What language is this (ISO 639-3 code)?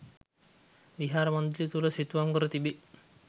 sin